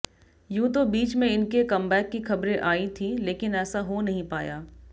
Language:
Hindi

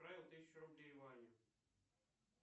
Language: Russian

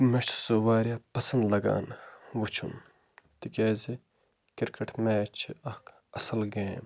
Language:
Kashmiri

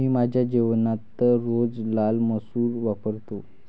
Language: Marathi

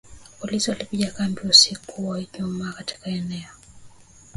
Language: Swahili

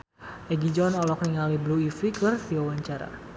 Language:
Sundanese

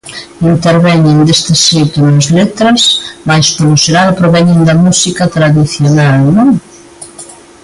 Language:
Galician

